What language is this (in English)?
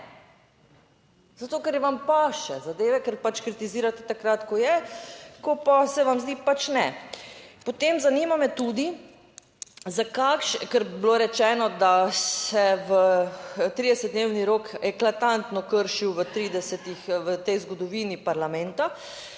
Slovenian